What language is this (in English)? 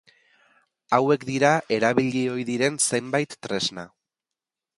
Basque